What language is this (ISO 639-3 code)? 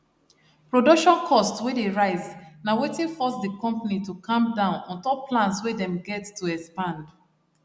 pcm